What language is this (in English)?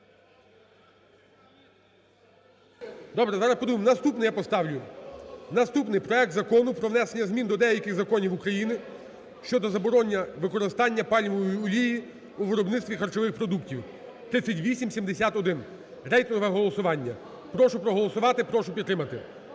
Ukrainian